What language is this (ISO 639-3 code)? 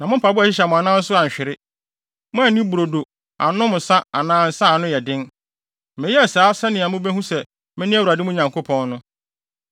aka